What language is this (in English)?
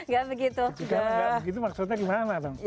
Indonesian